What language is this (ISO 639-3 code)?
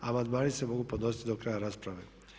hrv